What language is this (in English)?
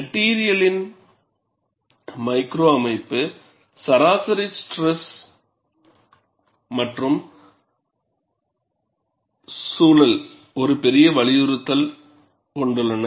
Tamil